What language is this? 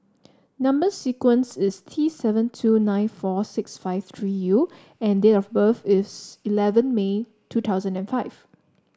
English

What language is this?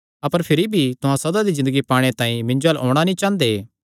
Kangri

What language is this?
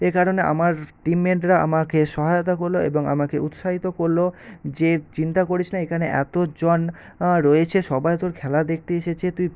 Bangla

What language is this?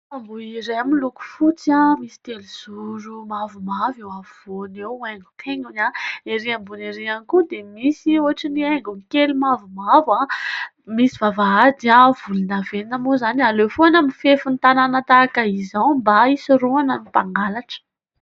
Malagasy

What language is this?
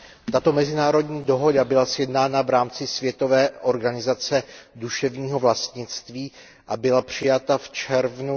Czech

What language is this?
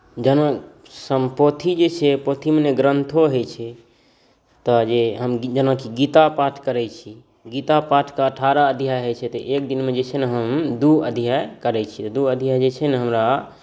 Maithili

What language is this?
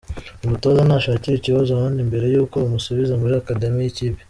Kinyarwanda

